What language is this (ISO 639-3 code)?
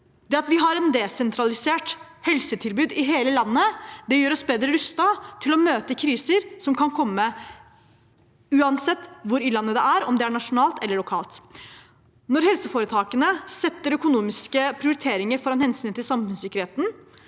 nor